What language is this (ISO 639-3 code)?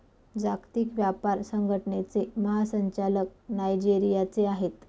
mar